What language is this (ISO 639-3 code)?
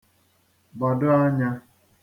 ibo